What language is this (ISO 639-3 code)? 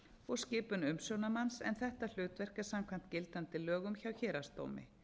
isl